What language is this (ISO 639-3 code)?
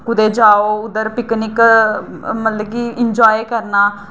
doi